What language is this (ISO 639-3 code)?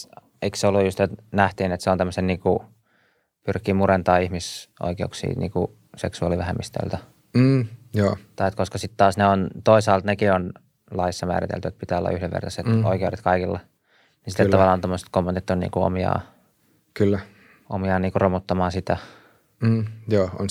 fin